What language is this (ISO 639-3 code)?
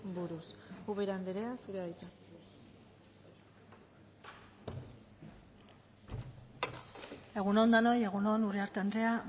eus